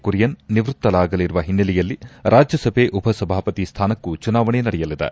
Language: Kannada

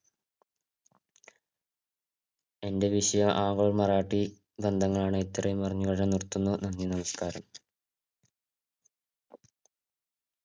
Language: Malayalam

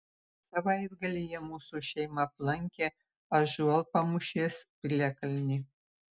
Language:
Lithuanian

